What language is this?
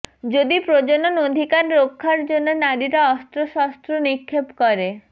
Bangla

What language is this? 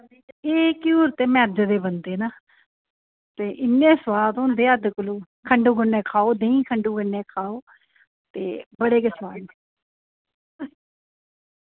Dogri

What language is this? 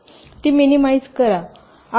Marathi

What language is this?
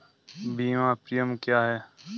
Hindi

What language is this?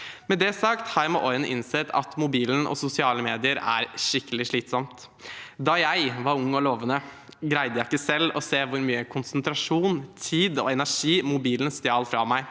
Norwegian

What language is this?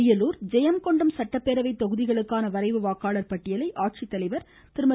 Tamil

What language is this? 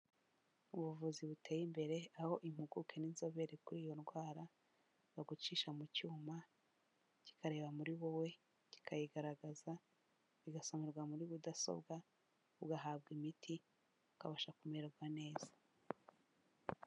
Kinyarwanda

